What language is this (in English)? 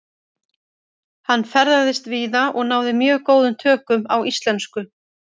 Icelandic